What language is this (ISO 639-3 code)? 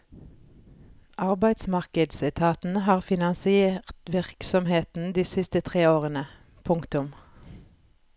nor